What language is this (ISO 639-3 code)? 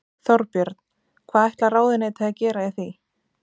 isl